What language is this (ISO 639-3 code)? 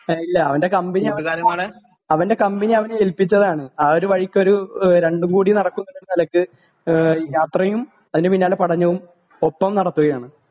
mal